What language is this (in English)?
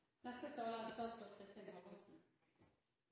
Norwegian Bokmål